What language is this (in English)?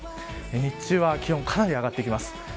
Japanese